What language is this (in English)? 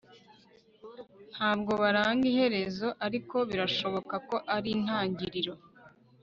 Kinyarwanda